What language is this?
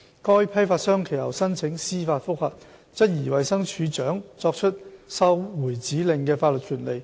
Cantonese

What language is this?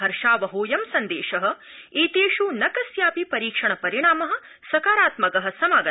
Sanskrit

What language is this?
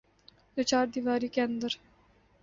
Urdu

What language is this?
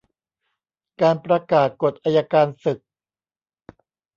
Thai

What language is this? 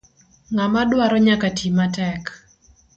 Luo (Kenya and Tanzania)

